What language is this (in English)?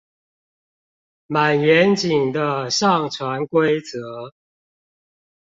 Chinese